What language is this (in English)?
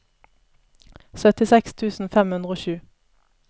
Norwegian